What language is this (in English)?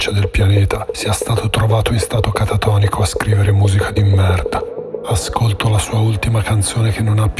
Italian